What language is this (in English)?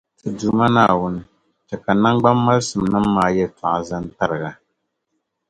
Dagbani